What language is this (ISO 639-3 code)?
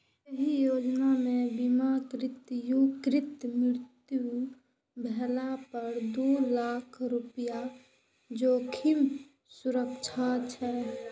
mai